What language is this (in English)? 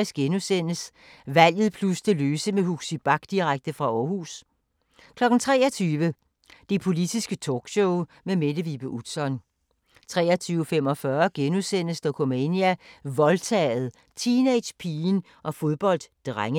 Danish